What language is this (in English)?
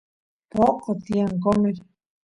Santiago del Estero Quichua